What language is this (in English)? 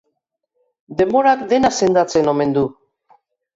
Basque